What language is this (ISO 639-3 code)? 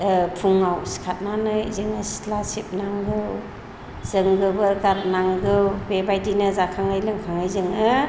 brx